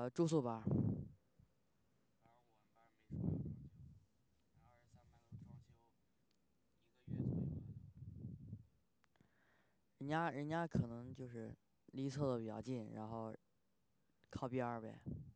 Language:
Chinese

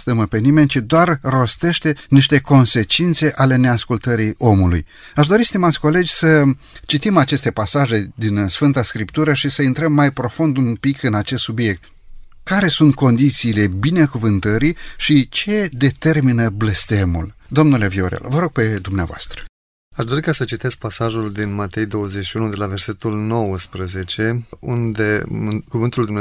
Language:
Romanian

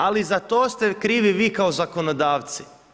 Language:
Croatian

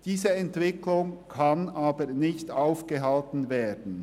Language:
Swiss German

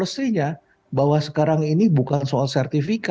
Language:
Indonesian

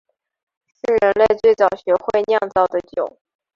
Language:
Chinese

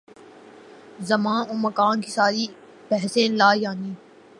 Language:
Urdu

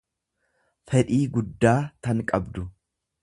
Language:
Oromo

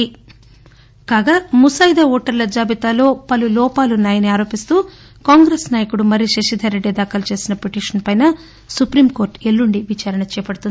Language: Telugu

